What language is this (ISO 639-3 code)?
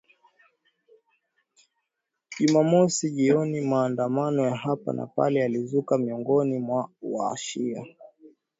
swa